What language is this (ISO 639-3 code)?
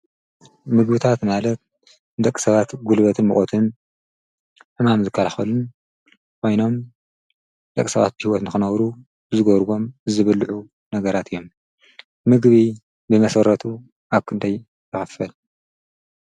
tir